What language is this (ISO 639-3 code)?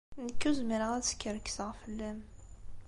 kab